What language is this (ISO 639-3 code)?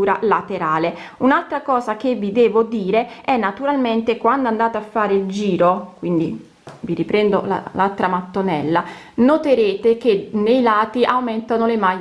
ita